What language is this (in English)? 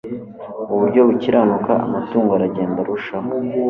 Kinyarwanda